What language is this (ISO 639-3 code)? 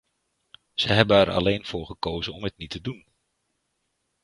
nld